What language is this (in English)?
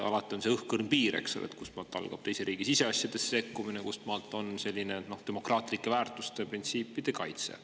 Estonian